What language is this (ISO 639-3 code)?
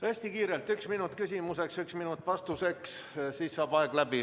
est